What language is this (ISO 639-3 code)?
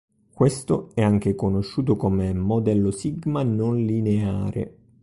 ita